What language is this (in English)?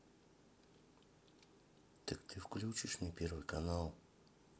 Russian